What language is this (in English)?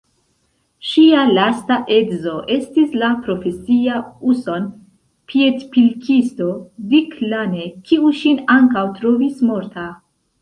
Esperanto